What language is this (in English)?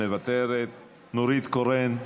Hebrew